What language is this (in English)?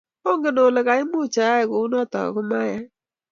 Kalenjin